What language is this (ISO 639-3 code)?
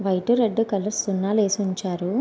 tel